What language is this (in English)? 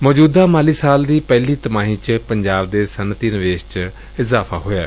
Punjabi